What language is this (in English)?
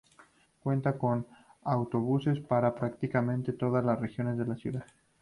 Spanish